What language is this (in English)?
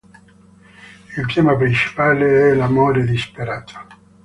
Italian